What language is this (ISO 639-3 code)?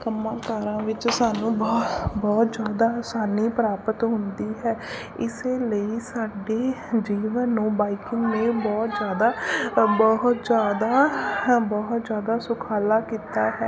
pan